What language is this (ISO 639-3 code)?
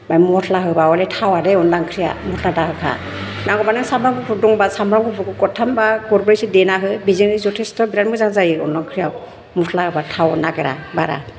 brx